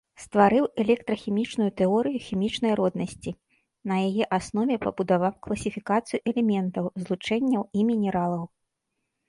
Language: Belarusian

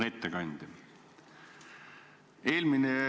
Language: Estonian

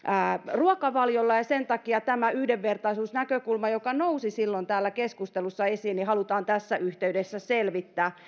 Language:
Finnish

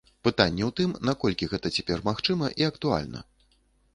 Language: Belarusian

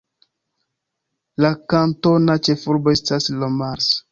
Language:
Esperanto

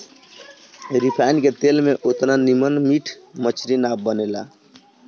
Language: Bhojpuri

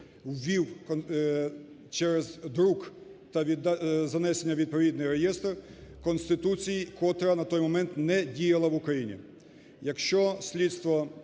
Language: Ukrainian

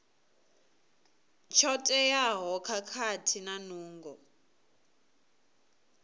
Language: Venda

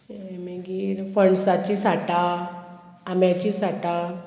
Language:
Konkani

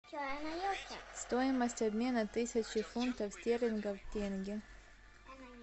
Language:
Russian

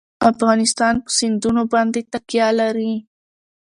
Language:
Pashto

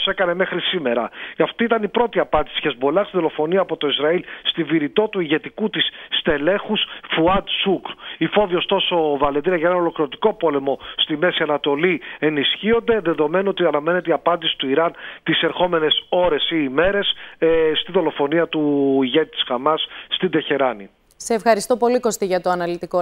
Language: Greek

